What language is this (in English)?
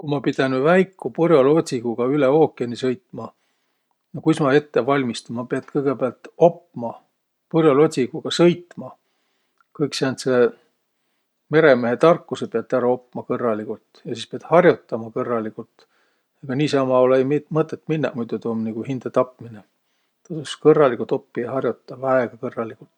Võro